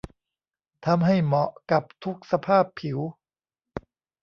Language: Thai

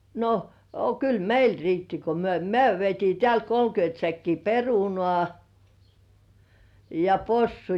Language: Finnish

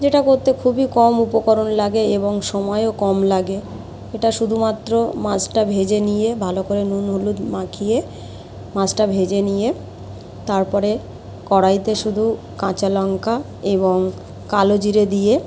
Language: Bangla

